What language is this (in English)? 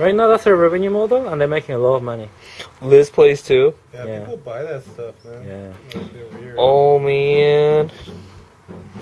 English